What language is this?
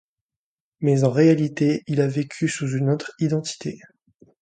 French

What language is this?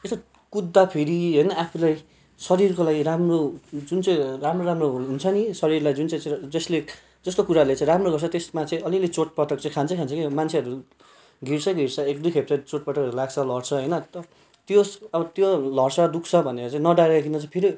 Nepali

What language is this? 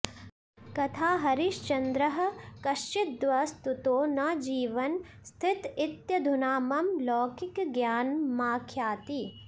Sanskrit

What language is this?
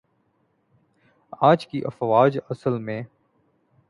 Urdu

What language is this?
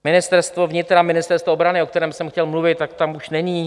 Czech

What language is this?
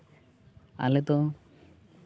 Santali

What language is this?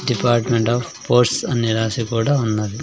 Telugu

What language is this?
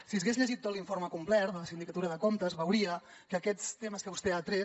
Catalan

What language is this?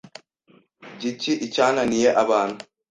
Kinyarwanda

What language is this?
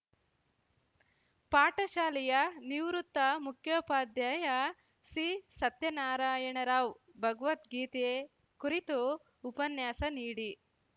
Kannada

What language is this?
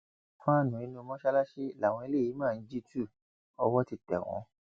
Yoruba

